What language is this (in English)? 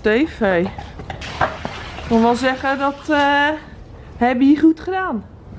Dutch